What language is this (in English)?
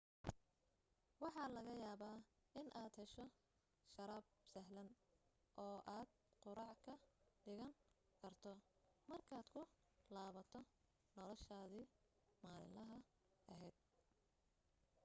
Somali